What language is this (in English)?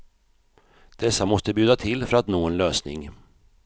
Swedish